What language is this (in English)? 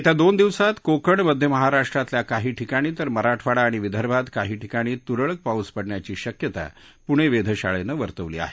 Marathi